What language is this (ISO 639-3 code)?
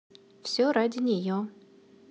rus